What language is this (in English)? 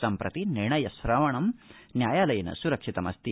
Sanskrit